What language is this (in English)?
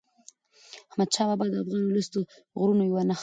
Pashto